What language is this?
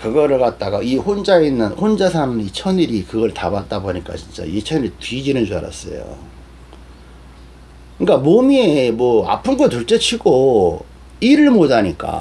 Korean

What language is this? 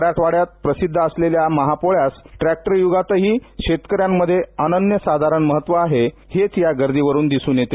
Marathi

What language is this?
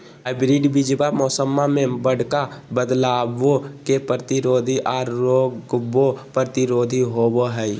Magahi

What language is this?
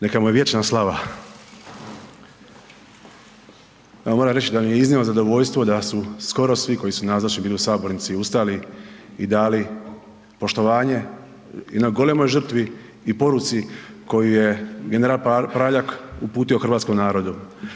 Croatian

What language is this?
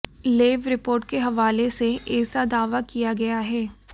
Hindi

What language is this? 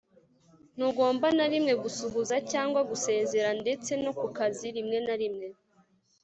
Kinyarwanda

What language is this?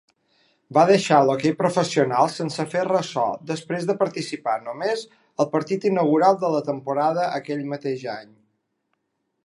Catalan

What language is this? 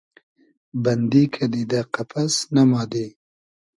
Hazaragi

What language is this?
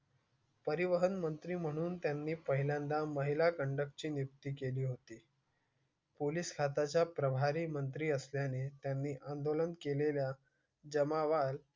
Marathi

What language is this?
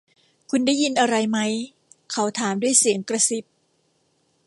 Thai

